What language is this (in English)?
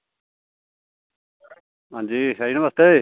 Dogri